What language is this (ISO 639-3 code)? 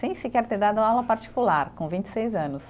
por